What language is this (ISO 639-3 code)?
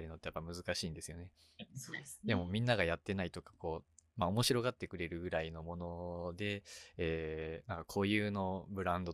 jpn